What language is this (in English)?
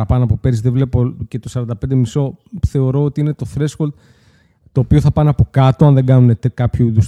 Greek